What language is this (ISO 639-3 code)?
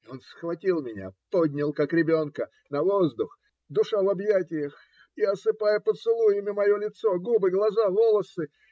rus